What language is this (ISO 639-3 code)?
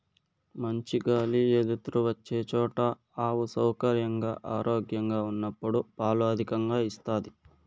tel